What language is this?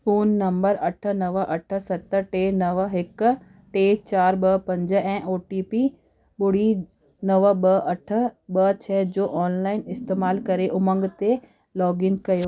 Sindhi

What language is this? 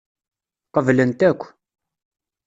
Kabyle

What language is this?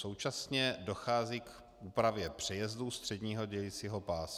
Czech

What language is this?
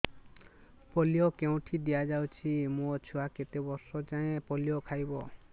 Odia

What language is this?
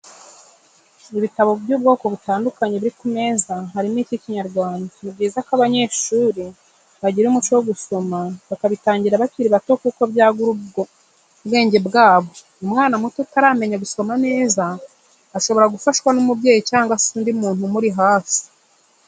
Kinyarwanda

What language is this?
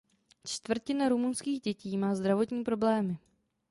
Czech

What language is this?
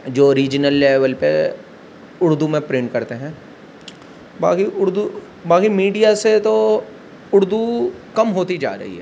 Urdu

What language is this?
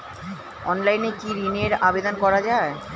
Bangla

